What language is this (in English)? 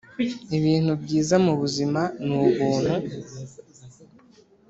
Kinyarwanda